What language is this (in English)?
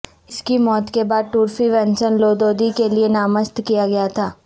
Urdu